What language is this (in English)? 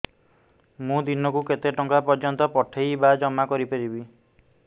Odia